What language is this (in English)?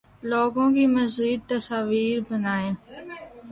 Urdu